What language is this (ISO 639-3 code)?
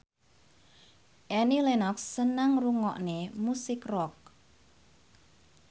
jav